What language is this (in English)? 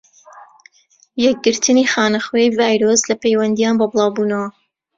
Central Kurdish